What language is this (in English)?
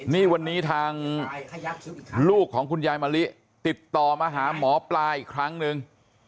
Thai